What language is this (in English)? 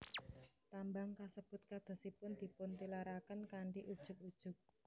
Javanese